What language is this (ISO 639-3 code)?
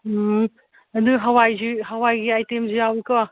mni